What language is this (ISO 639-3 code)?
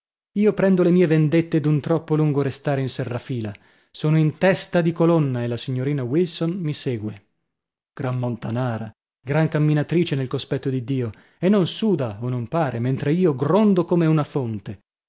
ita